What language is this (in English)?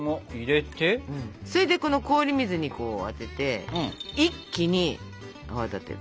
Japanese